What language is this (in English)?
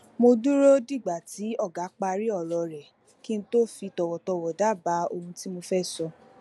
Yoruba